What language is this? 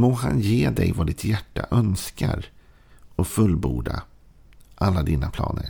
Swedish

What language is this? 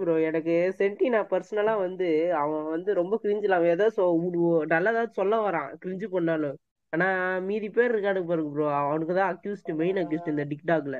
Tamil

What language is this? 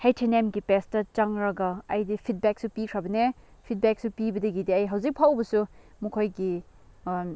Manipuri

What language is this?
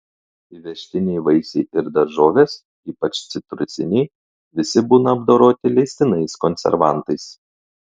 Lithuanian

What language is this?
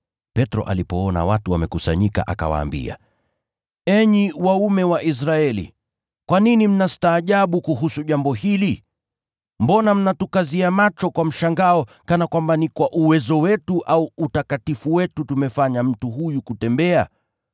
Swahili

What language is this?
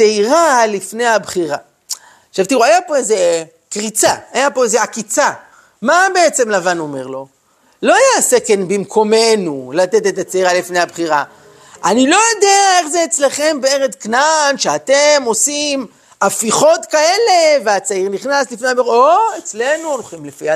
Hebrew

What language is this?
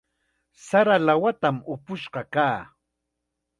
Chiquián Ancash Quechua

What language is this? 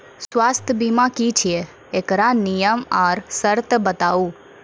Maithili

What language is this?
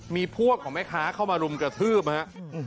Thai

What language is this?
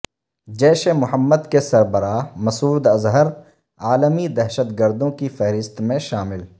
Urdu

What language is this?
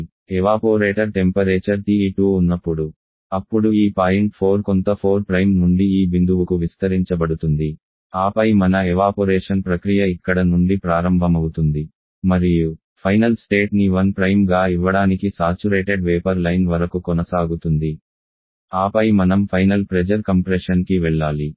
Telugu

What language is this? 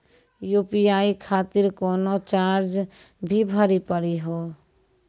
Maithili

